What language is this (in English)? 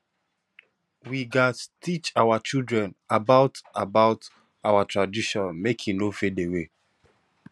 Nigerian Pidgin